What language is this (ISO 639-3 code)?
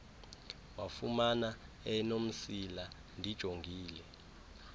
xho